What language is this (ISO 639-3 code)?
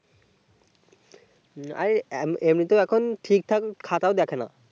ben